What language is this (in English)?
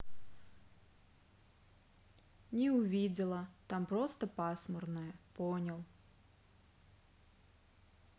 Russian